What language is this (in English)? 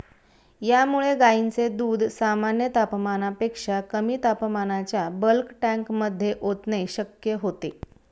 Marathi